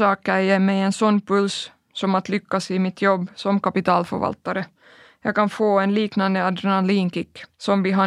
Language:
Swedish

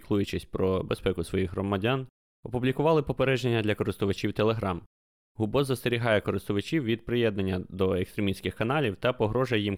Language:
Ukrainian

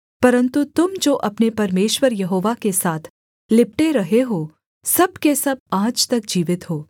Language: Hindi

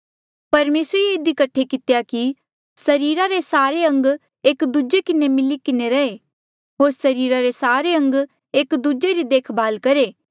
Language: Mandeali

